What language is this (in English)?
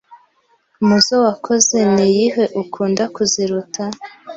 Kinyarwanda